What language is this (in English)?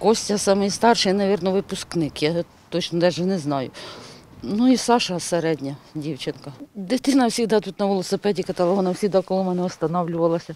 Ukrainian